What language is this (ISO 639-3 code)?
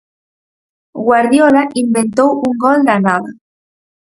glg